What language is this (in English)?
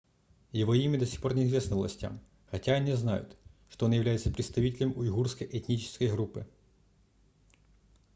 Russian